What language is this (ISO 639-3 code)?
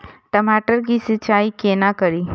mai